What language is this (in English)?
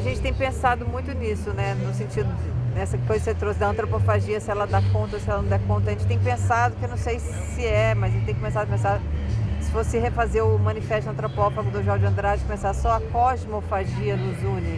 Portuguese